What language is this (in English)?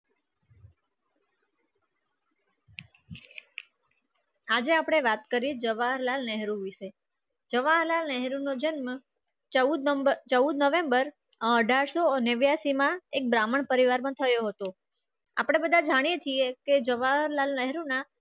Gujarati